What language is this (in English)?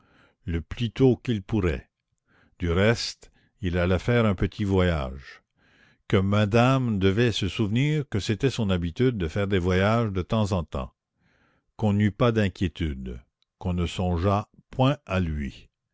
French